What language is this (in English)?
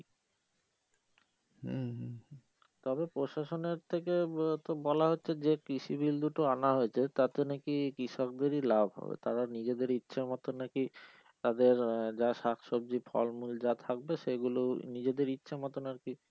Bangla